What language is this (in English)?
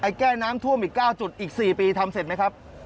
Thai